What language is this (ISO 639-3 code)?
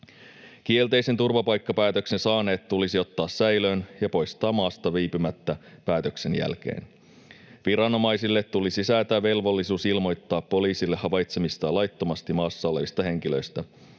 fin